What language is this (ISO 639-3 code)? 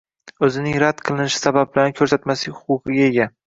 uzb